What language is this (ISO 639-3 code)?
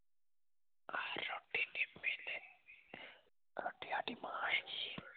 pan